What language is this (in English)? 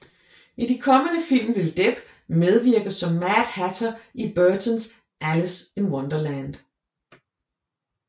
Danish